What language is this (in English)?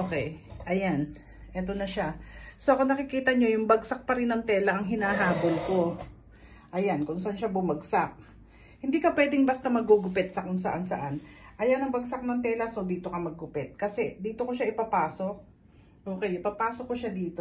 Filipino